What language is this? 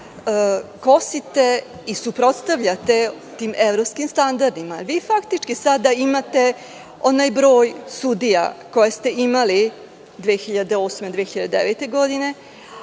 Serbian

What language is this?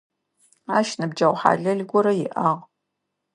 Adyghe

